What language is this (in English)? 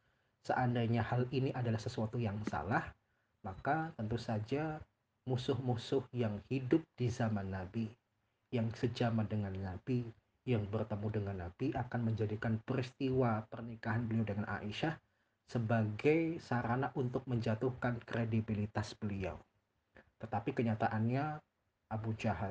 Indonesian